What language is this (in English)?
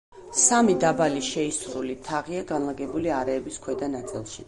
Georgian